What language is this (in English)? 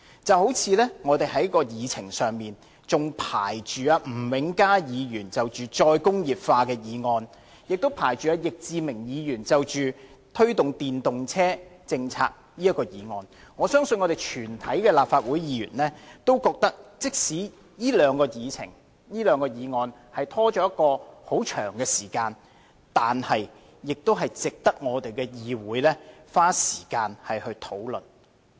Cantonese